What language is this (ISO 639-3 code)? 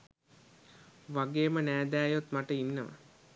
sin